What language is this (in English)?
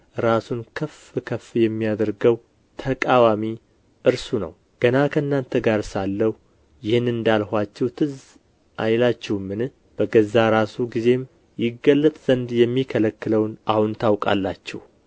Amharic